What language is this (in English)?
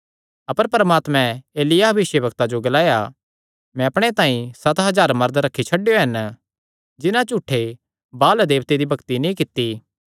Kangri